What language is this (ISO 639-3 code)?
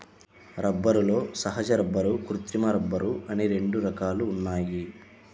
tel